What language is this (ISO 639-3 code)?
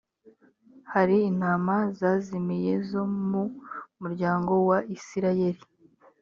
kin